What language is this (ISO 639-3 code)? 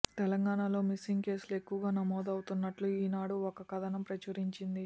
tel